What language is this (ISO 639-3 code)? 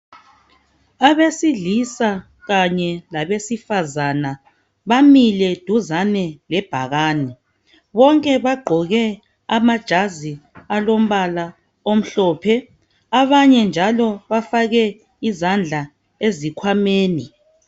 nde